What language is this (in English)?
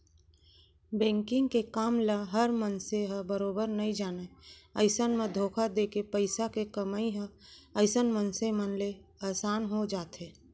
Chhattisgarhi